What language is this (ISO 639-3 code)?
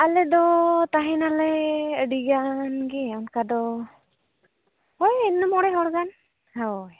sat